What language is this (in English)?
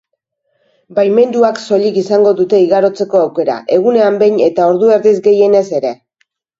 Basque